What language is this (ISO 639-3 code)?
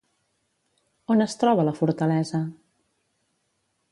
cat